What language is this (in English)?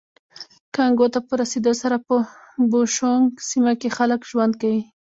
Pashto